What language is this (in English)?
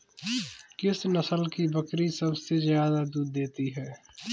Hindi